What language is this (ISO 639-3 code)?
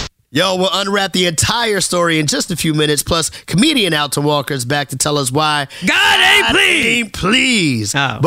eng